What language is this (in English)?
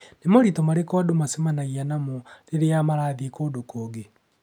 Kikuyu